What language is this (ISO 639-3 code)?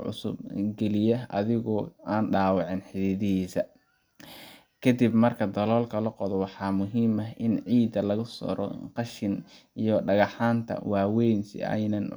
som